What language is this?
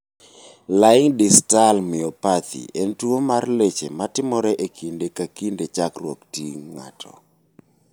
Luo (Kenya and Tanzania)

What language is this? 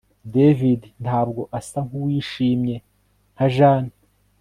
Kinyarwanda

